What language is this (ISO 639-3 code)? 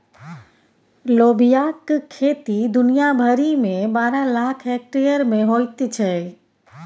mai